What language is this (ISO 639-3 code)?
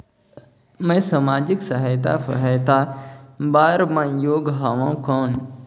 hne